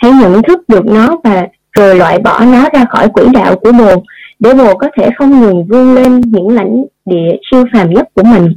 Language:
Vietnamese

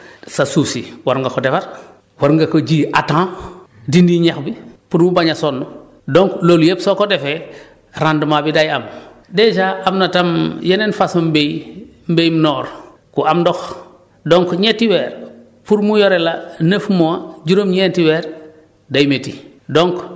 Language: Wolof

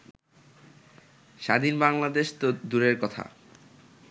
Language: Bangla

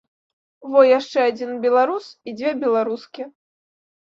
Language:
Belarusian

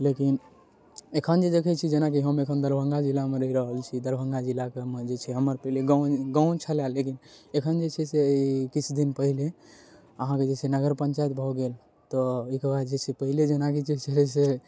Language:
Maithili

